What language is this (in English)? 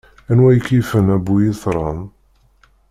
Kabyle